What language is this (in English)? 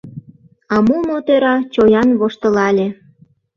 Mari